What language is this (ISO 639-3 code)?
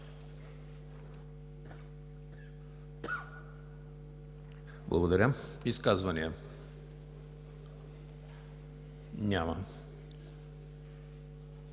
bul